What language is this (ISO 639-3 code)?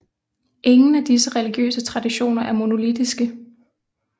dan